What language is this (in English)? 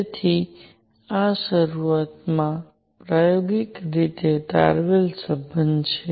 Gujarati